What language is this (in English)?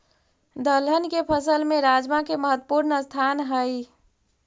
Magahi